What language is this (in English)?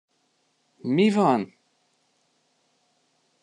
Hungarian